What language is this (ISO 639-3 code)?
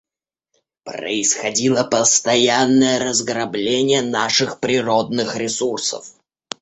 rus